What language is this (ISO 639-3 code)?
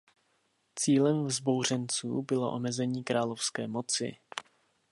ces